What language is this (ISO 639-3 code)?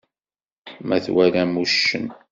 kab